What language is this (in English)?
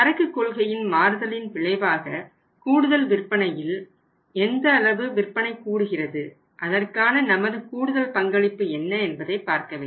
Tamil